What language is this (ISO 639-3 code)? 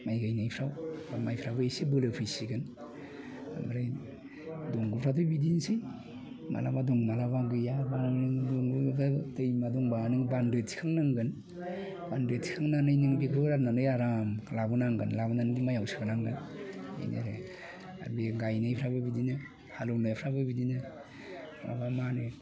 brx